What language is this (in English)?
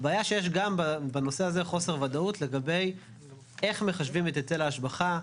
Hebrew